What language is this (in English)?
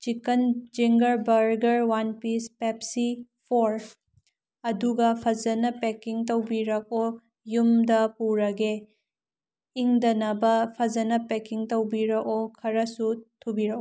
Manipuri